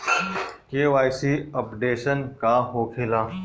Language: Bhojpuri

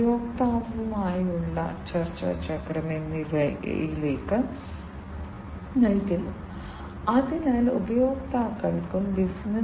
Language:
Malayalam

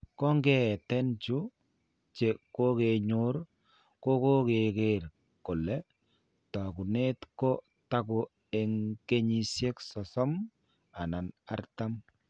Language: Kalenjin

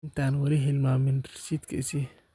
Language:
Somali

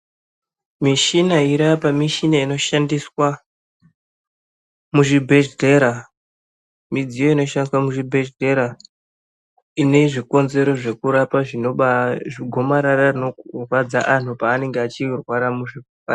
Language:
Ndau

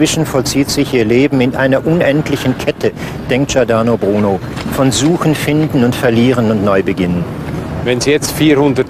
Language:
German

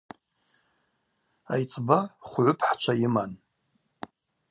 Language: Abaza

